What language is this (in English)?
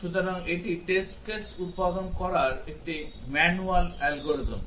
Bangla